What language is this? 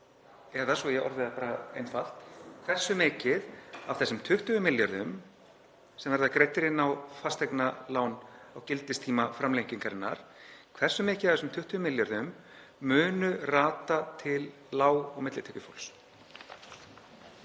Icelandic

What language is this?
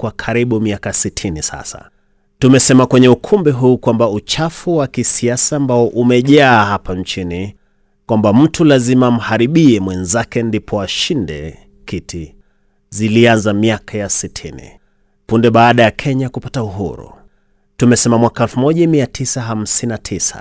Swahili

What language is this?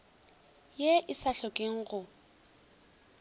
Northern Sotho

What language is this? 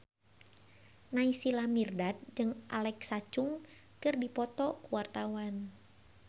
Sundanese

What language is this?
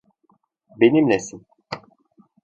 Turkish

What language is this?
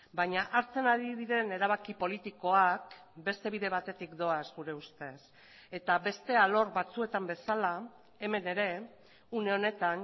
Basque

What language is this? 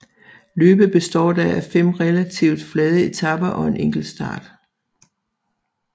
Danish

